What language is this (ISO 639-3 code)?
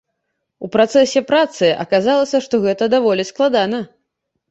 bel